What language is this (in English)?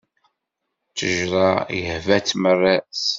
Kabyle